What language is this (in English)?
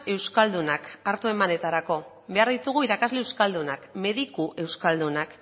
Basque